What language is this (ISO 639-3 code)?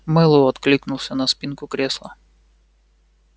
rus